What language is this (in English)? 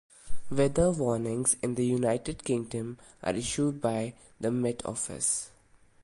English